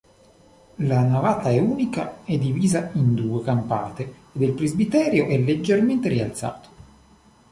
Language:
Italian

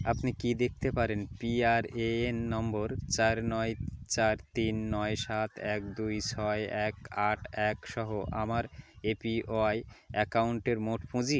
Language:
Bangla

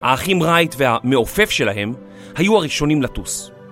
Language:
Hebrew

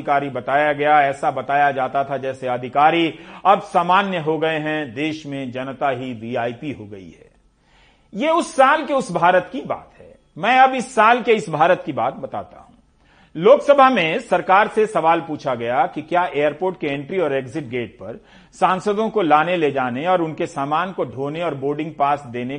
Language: Hindi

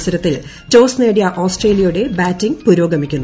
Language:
Malayalam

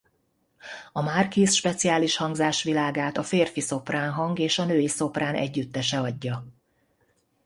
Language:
Hungarian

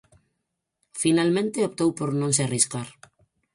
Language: Galician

